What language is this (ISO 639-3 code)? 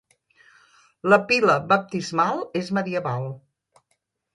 cat